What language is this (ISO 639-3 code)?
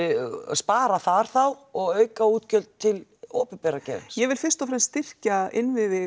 isl